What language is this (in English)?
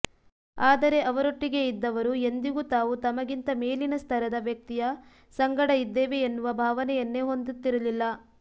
Kannada